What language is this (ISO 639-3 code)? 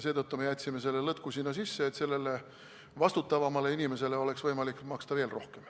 est